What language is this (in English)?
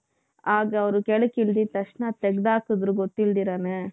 Kannada